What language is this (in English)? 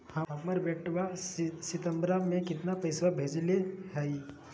Magahi